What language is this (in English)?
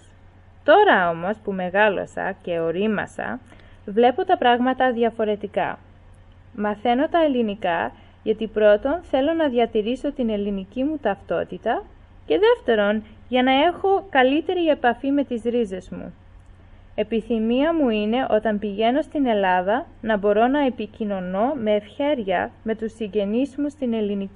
Greek